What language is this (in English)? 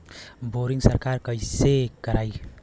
Bhojpuri